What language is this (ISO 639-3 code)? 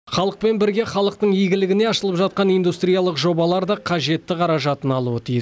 kaz